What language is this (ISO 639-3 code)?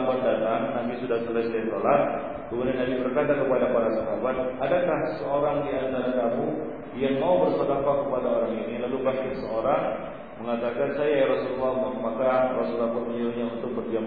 msa